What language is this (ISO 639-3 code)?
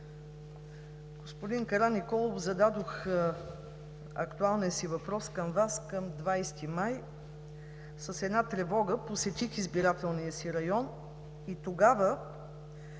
bul